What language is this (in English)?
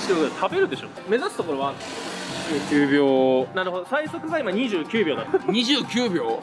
Japanese